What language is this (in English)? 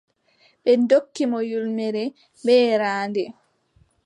Adamawa Fulfulde